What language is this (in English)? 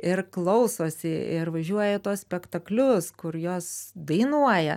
Lithuanian